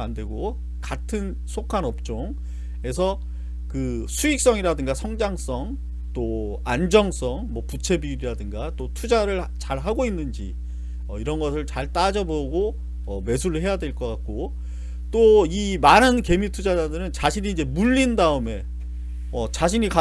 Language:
Korean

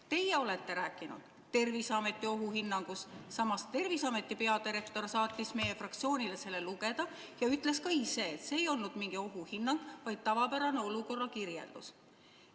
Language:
Estonian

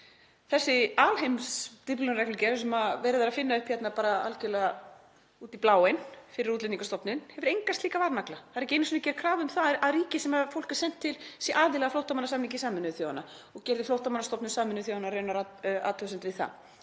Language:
Icelandic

